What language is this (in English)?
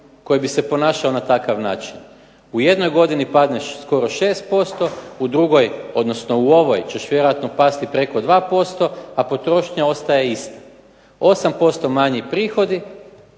Croatian